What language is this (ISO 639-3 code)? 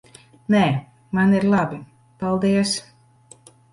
lav